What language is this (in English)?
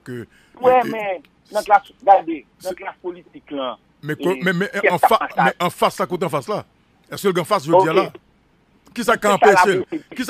French